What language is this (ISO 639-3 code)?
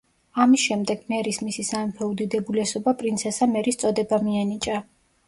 kat